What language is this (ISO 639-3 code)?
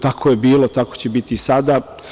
srp